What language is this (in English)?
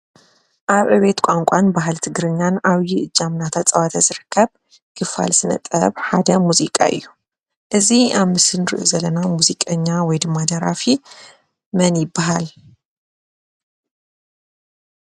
Tigrinya